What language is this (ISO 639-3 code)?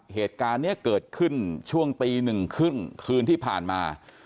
tha